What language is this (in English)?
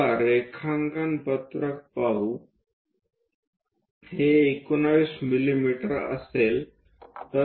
Marathi